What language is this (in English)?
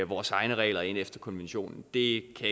Danish